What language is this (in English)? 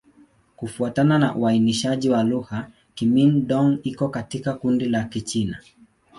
Swahili